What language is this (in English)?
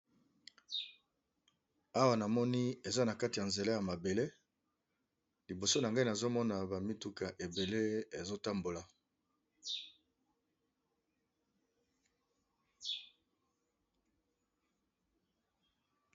Lingala